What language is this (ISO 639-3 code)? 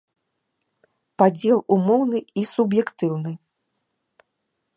bel